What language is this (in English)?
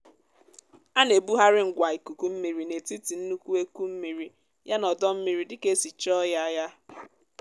Igbo